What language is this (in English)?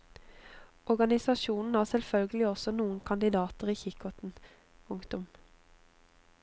Norwegian